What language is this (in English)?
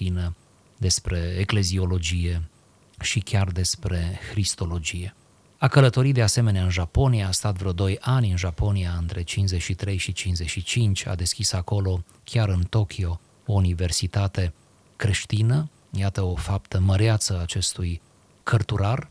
Romanian